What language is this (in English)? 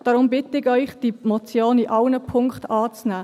Swiss German